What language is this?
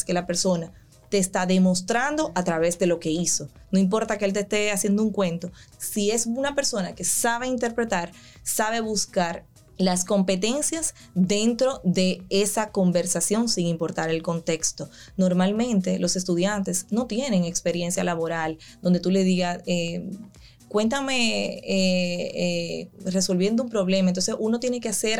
Spanish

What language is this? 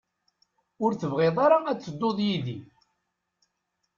Kabyle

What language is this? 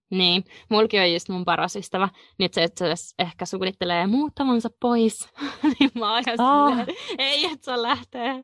Finnish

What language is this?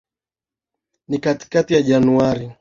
Swahili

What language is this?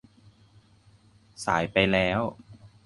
Thai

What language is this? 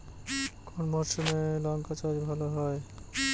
Bangla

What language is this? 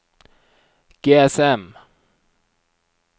Norwegian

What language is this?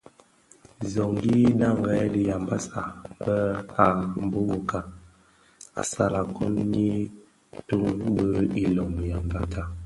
Bafia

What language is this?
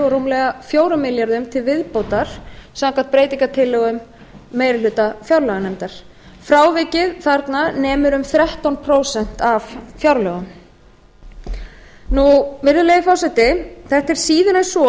Icelandic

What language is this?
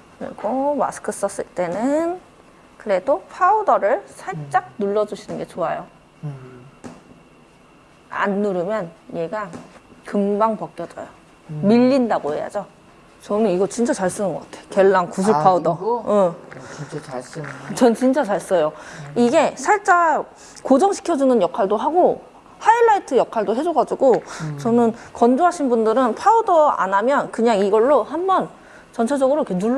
Korean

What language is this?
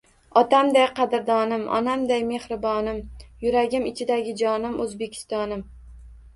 Uzbek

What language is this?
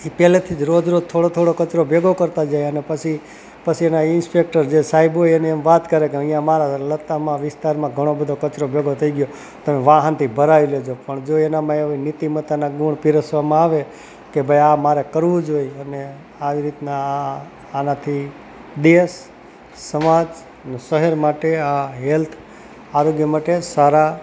Gujarati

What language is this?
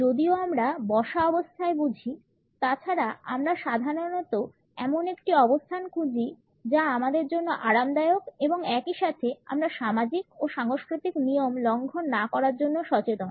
Bangla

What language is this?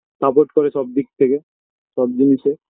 Bangla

